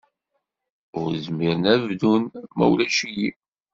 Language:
Kabyle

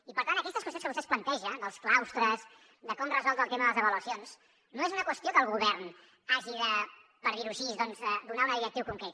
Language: Catalan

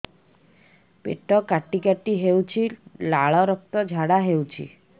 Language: Odia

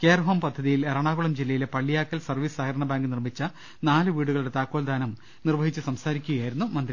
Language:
Malayalam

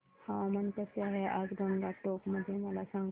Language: Marathi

